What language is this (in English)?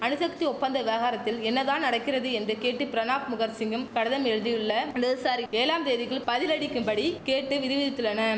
Tamil